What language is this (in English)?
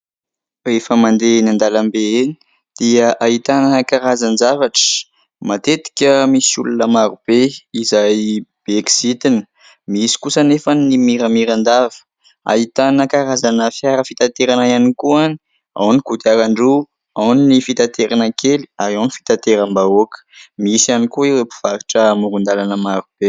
Malagasy